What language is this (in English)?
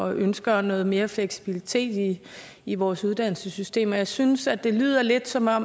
Danish